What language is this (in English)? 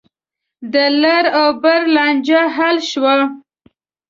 Pashto